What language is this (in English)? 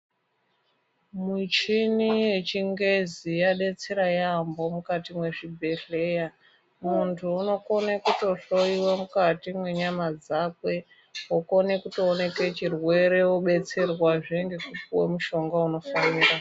Ndau